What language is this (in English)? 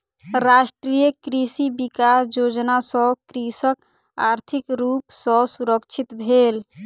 Maithili